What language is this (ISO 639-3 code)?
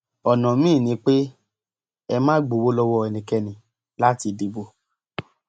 yor